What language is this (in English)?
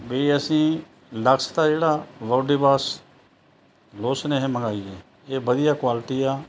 Punjabi